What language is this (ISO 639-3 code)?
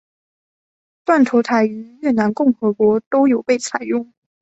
zho